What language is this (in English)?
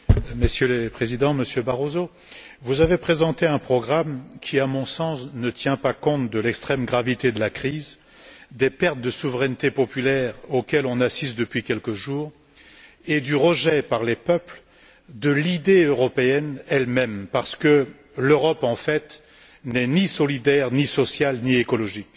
French